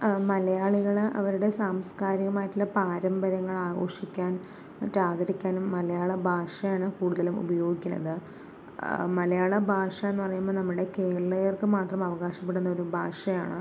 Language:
Malayalam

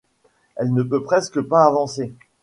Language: French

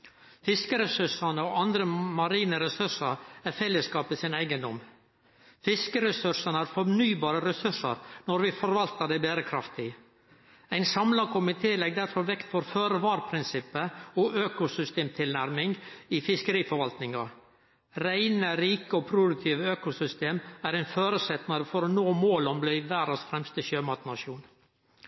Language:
Norwegian Nynorsk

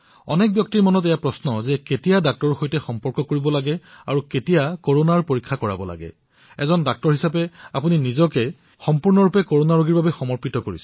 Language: Assamese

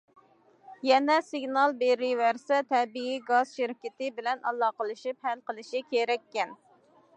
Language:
Uyghur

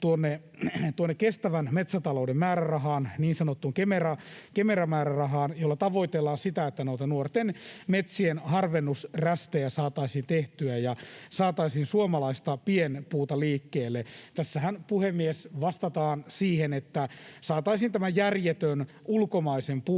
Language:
Finnish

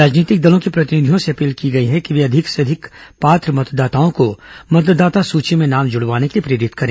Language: Hindi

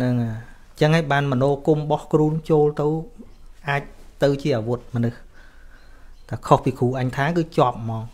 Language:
Thai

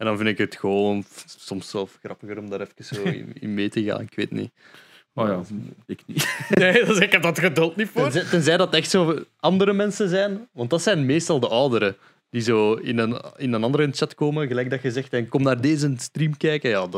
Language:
Dutch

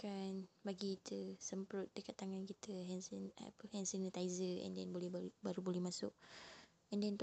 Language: Malay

